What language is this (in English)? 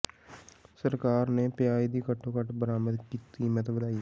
Punjabi